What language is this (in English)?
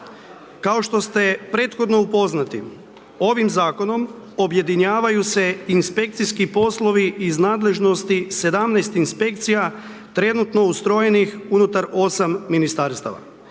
Croatian